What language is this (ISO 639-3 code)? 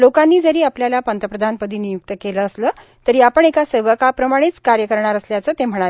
mar